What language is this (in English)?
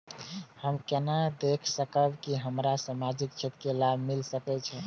Maithili